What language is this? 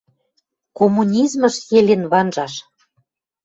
Western Mari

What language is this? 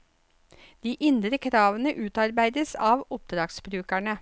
Norwegian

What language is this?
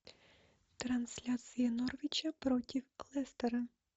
Russian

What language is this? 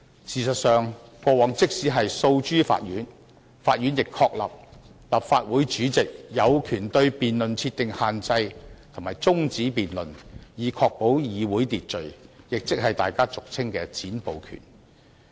Cantonese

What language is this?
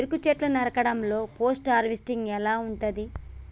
Telugu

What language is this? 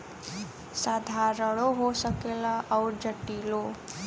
Bhojpuri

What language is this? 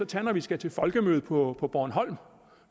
Danish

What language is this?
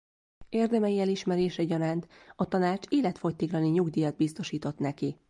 Hungarian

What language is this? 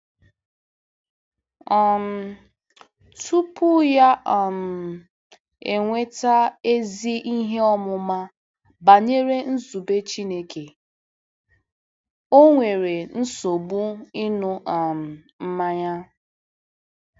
Igbo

